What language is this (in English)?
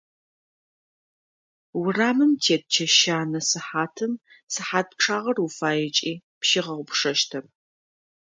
Adyghe